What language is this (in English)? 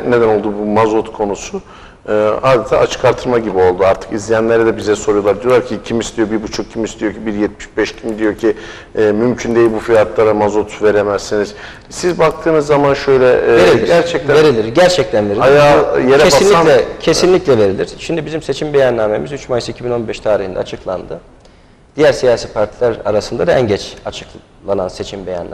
Turkish